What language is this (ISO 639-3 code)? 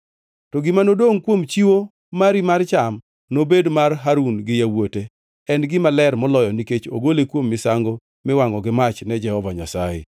luo